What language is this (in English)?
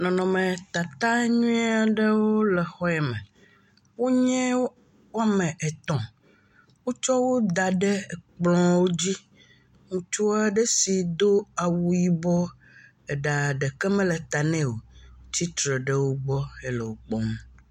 Ewe